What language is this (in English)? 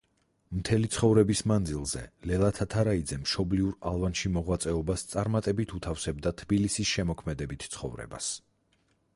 Georgian